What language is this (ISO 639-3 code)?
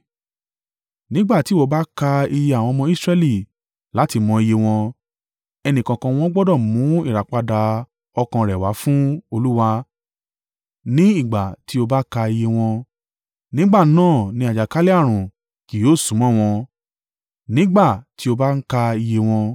yor